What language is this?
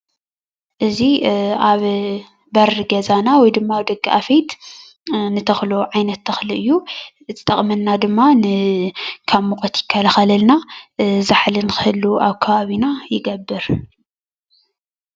Tigrinya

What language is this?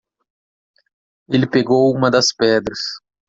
Portuguese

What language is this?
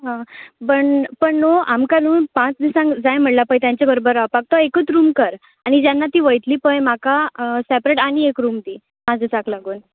Konkani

